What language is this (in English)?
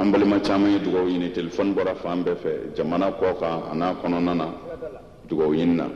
Indonesian